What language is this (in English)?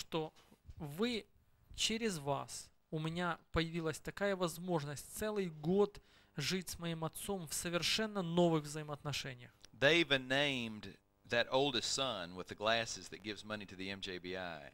Russian